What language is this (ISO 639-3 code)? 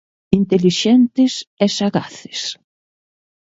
glg